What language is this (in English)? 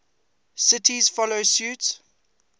English